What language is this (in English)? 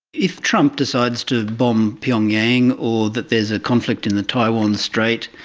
English